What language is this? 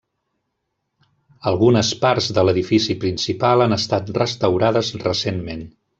Catalan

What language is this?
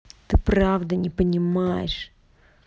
Russian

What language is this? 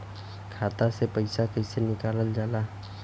Bhojpuri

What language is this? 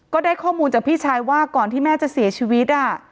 Thai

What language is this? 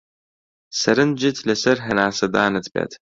Central Kurdish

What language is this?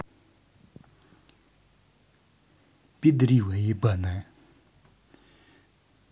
Russian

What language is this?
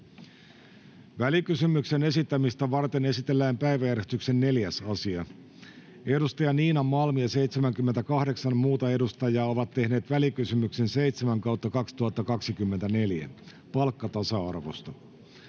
Finnish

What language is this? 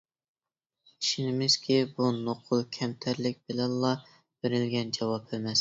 Uyghur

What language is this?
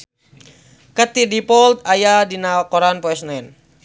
Sundanese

